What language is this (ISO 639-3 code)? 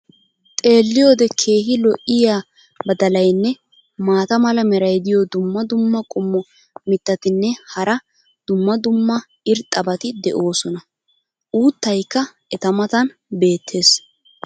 wal